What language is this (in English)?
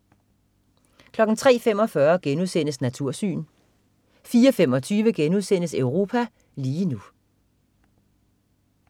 Danish